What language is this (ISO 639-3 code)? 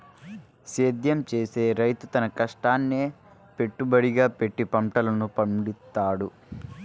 tel